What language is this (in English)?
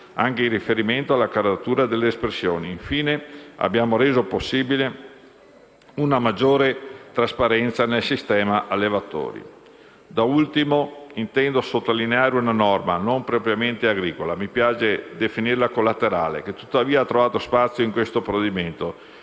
Italian